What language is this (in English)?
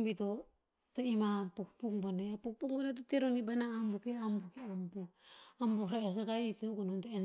Tinputz